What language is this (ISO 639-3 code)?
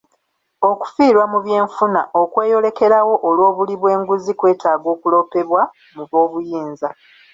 lug